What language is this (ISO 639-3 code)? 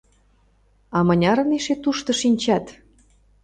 chm